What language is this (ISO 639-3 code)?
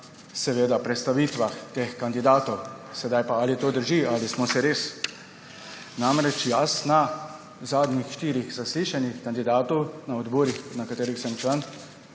slv